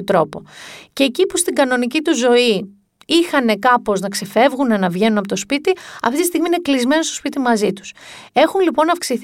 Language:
Greek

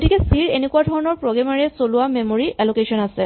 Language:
Assamese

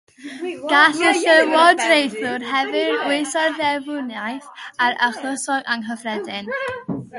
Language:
Welsh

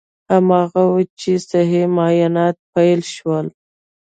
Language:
Pashto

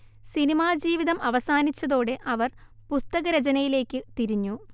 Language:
Malayalam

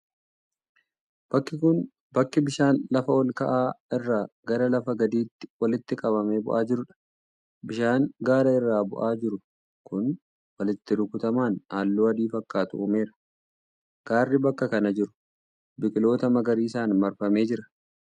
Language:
Oromo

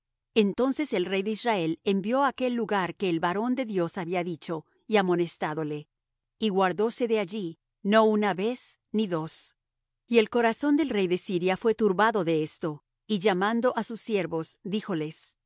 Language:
Spanish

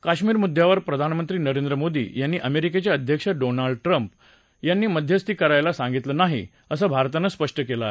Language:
Marathi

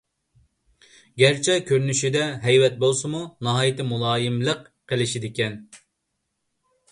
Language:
Uyghur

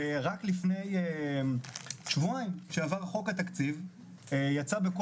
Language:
Hebrew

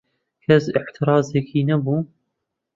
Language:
Central Kurdish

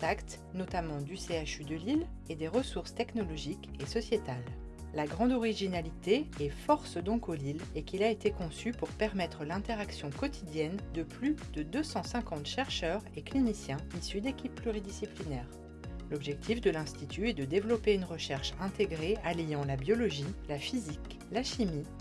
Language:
French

